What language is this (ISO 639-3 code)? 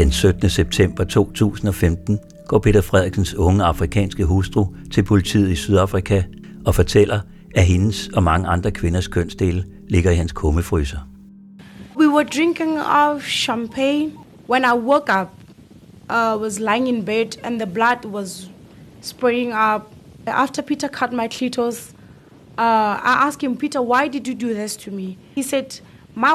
dan